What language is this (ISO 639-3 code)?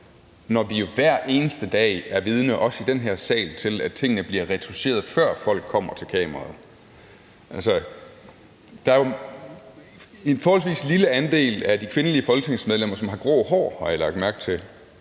dan